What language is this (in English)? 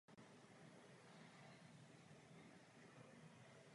Czech